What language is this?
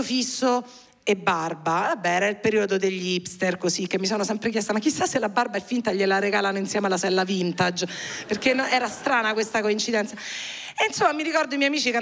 Italian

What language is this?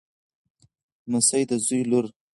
Pashto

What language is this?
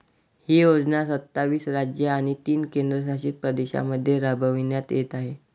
Marathi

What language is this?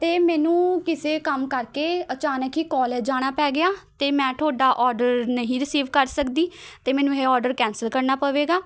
Punjabi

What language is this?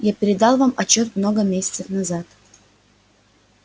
Russian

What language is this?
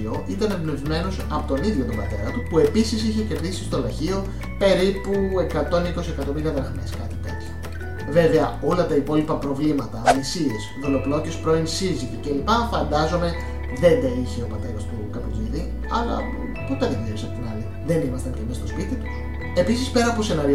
Greek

